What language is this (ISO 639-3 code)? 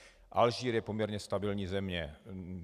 ces